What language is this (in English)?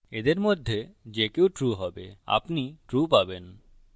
Bangla